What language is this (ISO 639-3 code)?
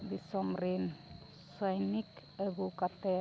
sat